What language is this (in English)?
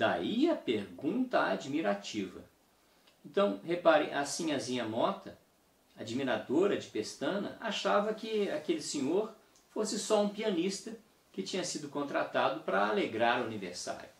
Portuguese